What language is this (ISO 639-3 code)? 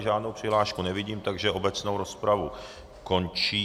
ces